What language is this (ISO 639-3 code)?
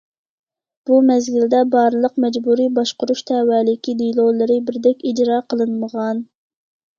uig